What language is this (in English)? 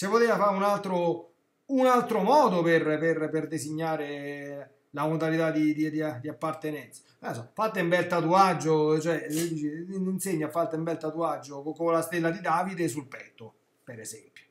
Italian